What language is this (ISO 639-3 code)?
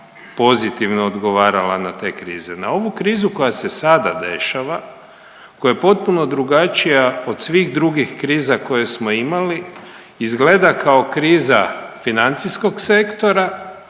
hrv